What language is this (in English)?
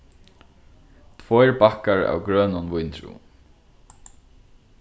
Faroese